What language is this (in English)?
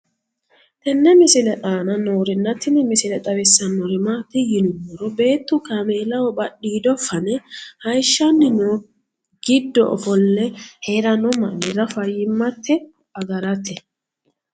Sidamo